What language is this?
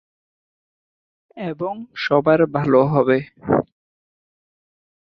Bangla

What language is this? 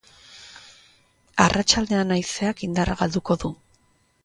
Basque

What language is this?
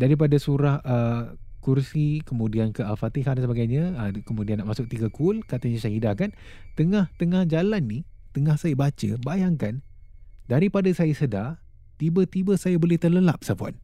Malay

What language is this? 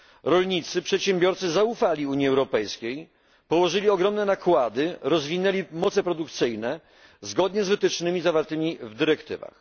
Polish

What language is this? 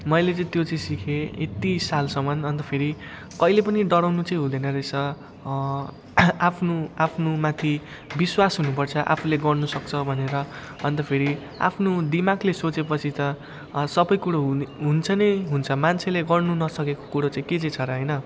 Nepali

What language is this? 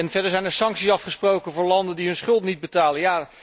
Dutch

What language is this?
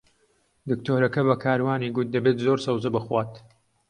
Central Kurdish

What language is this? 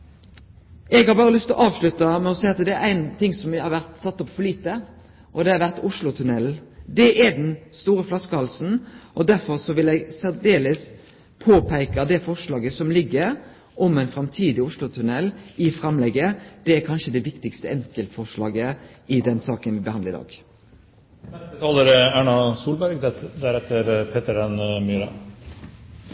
Norwegian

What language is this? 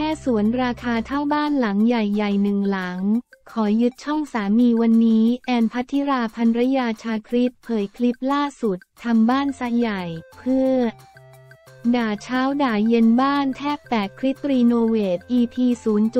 Thai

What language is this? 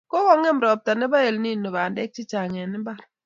Kalenjin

